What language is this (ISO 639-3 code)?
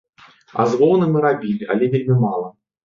bel